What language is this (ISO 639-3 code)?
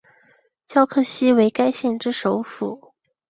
zho